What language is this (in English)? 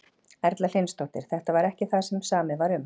Icelandic